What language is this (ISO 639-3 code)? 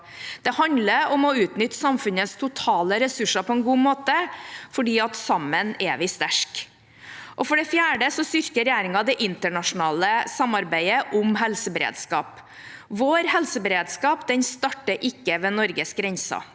nor